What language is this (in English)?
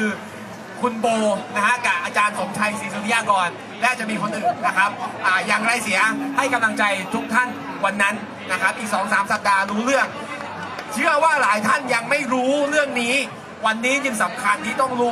Thai